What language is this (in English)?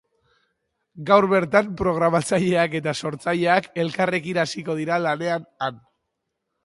Basque